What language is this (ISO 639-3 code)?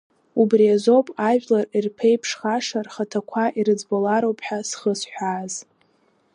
abk